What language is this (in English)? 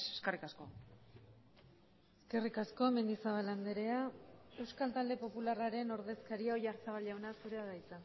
Basque